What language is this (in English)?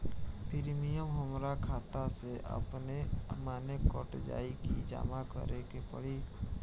Bhojpuri